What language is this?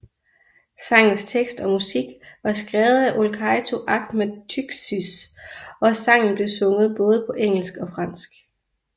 Danish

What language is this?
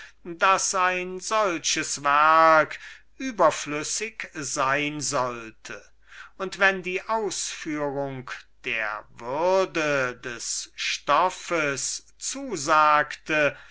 German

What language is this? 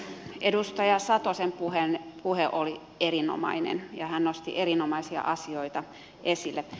Finnish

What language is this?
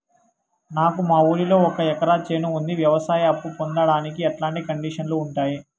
Telugu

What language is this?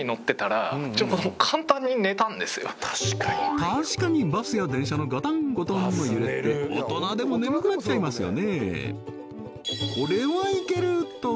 Japanese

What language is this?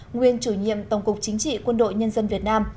Vietnamese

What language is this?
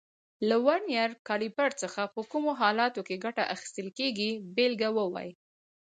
Pashto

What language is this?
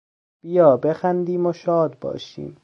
Persian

